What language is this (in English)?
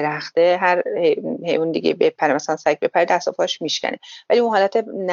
Persian